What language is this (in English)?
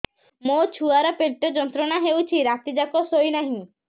Odia